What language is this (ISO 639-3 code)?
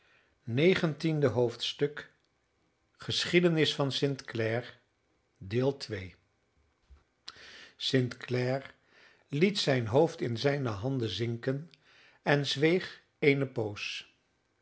nld